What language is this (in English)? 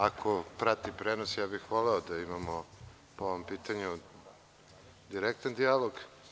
Serbian